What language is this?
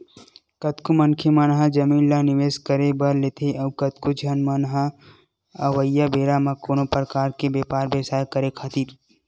Chhattisgarhi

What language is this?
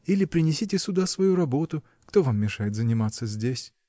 Russian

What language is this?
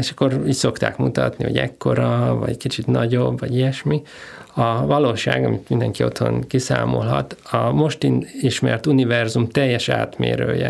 Hungarian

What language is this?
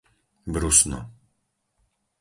Slovak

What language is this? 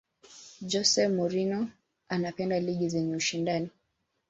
Swahili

